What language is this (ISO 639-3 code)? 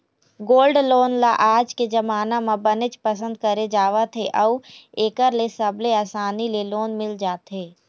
hne